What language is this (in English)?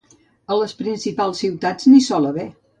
Catalan